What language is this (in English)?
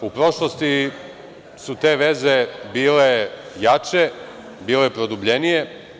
Serbian